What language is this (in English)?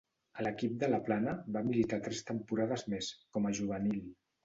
Catalan